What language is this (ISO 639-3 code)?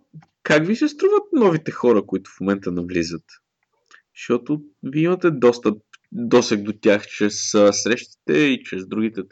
bul